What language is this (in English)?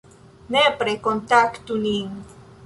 Esperanto